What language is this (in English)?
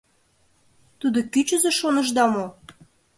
Mari